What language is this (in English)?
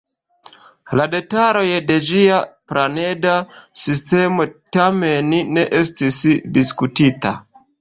Esperanto